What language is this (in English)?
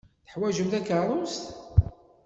Kabyle